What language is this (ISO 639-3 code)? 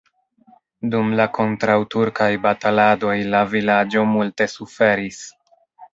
epo